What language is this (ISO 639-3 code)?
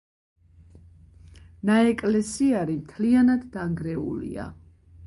kat